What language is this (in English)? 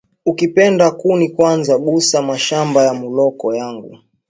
Swahili